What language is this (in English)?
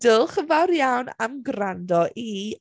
Welsh